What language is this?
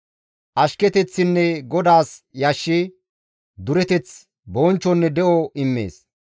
Gamo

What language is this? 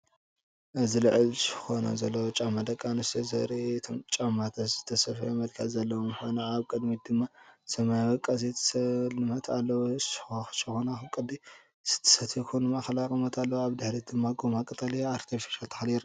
Tigrinya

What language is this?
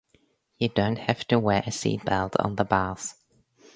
English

